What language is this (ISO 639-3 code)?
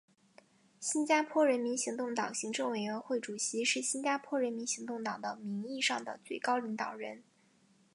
zho